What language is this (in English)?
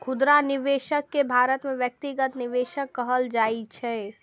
Maithili